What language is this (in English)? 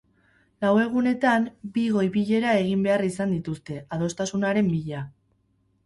Basque